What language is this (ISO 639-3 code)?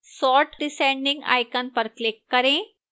hin